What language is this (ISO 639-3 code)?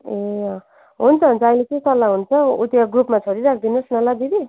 nep